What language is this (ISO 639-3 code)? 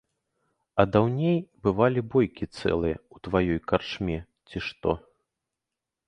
bel